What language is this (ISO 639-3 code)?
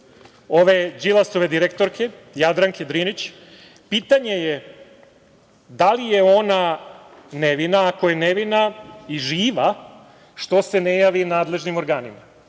srp